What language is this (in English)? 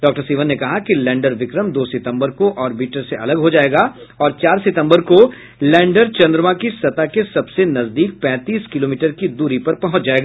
Hindi